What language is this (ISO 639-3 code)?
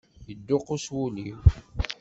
kab